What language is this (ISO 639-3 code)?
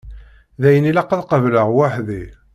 kab